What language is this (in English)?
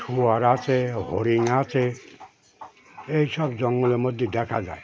Bangla